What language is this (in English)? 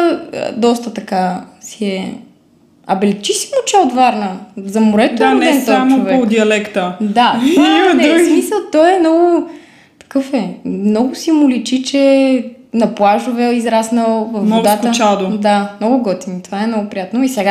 Bulgarian